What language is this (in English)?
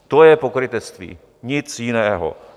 Czech